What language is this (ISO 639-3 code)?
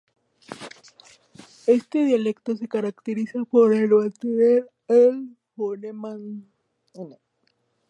spa